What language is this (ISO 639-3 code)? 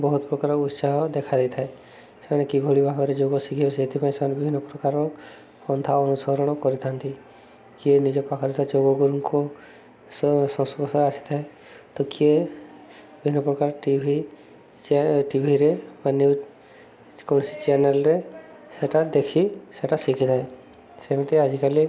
ori